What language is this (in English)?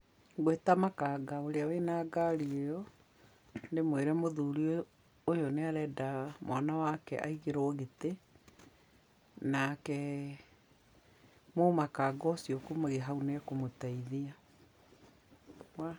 Kikuyu